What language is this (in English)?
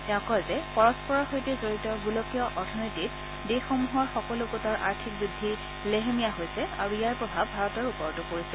Assamese